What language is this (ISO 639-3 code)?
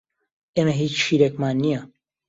ckb